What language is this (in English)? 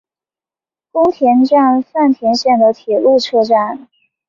Chinese